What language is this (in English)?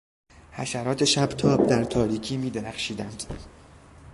Persian